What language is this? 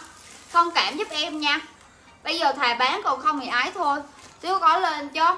Vietnamese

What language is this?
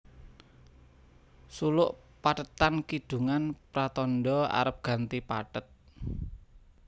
Javanese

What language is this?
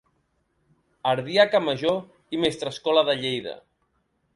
Catalan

